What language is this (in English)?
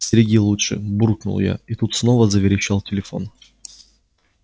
Russian